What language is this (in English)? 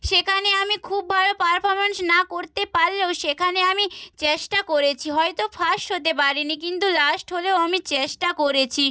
Bangla